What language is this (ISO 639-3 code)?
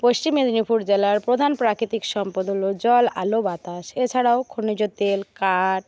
ben